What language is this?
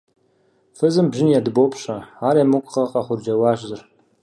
Kabardian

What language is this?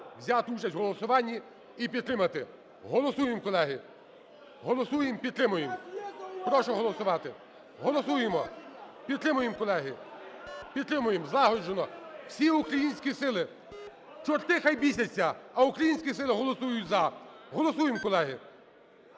Ukrainian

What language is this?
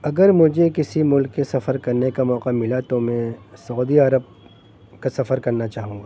Urdu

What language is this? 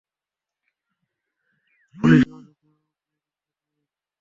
Bangla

